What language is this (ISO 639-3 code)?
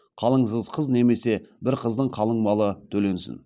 kaz